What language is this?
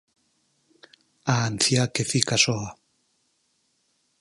Galician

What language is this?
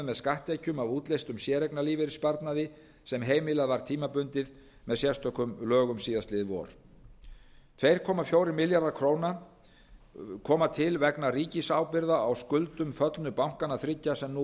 Icelandic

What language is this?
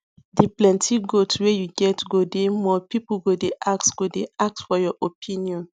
Nigerian Pidgin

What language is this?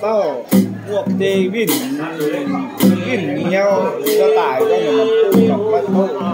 Thai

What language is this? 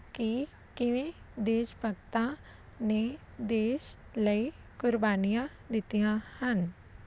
Punjabi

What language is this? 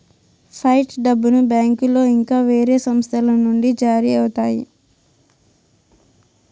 Telugu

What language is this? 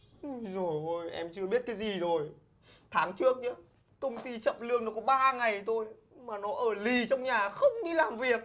Vietnamese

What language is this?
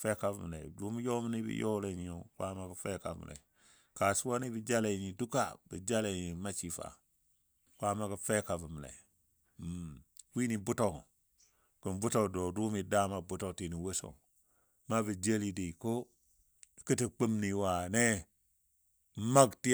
Dadiya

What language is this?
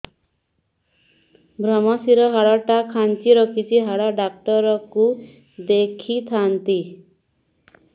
Odia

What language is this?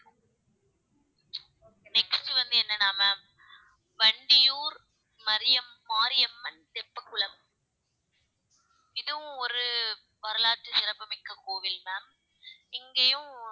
Tamil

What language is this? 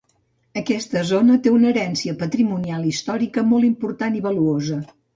Catalan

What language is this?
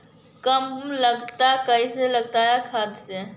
Magahi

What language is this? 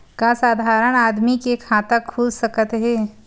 Chhattisgarhi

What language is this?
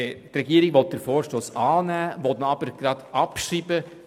Swiss German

